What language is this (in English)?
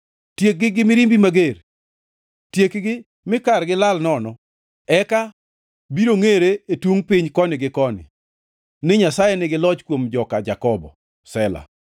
Luo (Kenya and Tanzania)